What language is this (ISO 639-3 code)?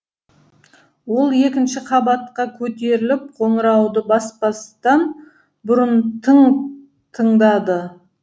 kaz